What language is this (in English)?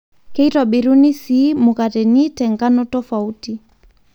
Masai